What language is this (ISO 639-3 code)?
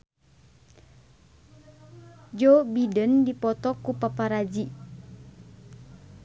sun